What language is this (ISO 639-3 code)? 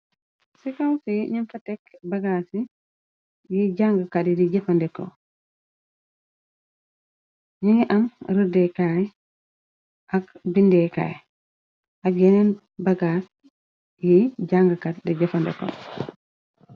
wol